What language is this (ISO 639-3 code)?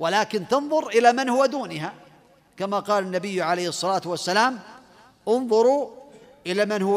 ara